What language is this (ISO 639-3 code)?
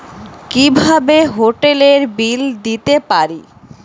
ben